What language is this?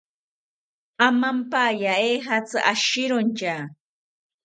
South Ucayali Ashéninka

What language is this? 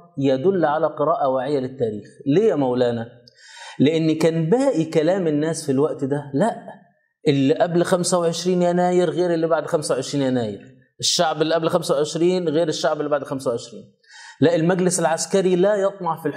Arabic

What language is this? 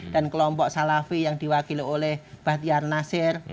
Indonesian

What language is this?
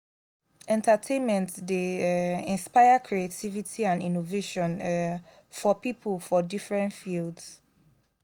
Nigerian Pidgin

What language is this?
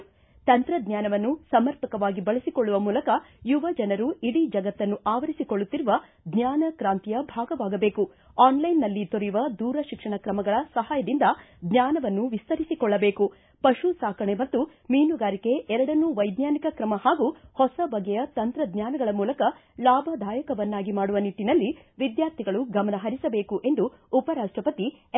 Kannada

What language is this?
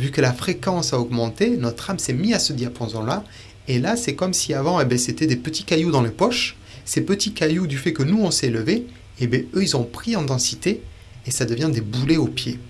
French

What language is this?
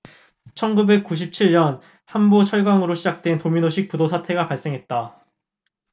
Korean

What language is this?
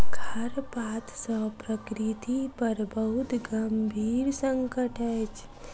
Maithili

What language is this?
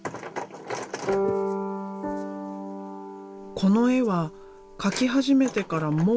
Japanese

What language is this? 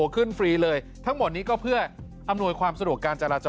Thai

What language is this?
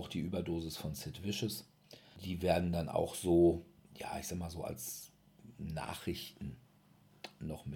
German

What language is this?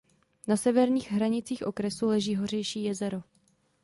Czech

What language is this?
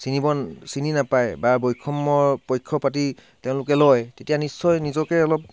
Assamese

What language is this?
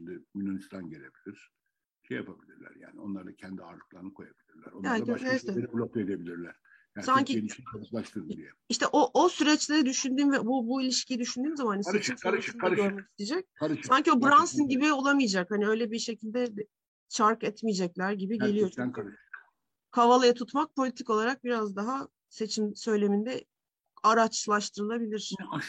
Turkish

